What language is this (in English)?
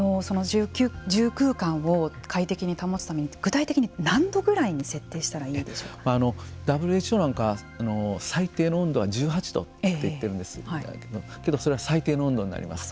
Japanese